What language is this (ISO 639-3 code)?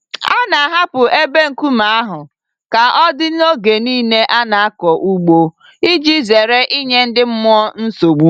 ibo